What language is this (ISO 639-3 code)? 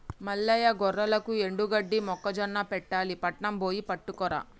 tel